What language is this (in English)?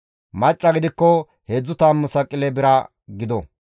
Gamo